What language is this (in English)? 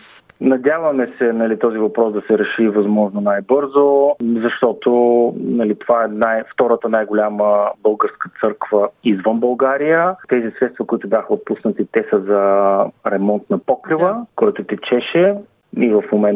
Bulgarian